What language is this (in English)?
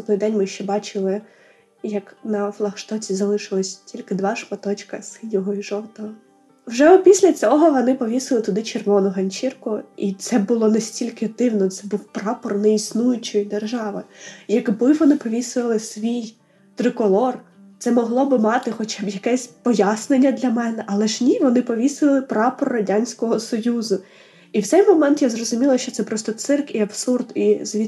Ukrainian